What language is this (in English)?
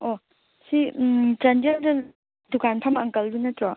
Manipuri